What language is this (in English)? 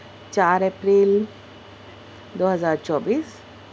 Urdu